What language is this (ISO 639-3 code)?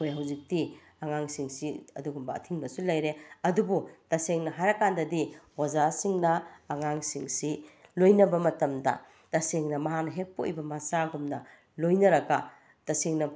mni